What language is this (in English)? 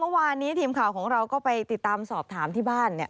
Thai